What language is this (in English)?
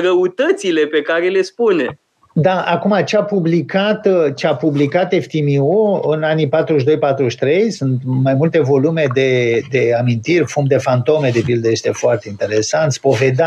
Romanian